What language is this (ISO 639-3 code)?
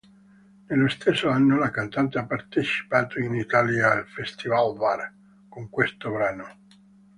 ita